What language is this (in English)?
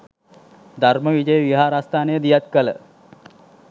Sinhala